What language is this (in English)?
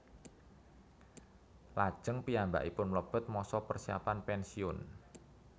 Javanese